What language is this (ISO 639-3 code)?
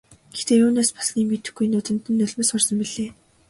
mon